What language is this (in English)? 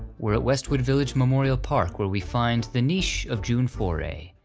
English